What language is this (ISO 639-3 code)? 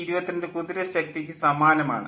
mal